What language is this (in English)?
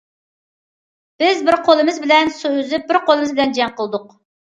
Uyghur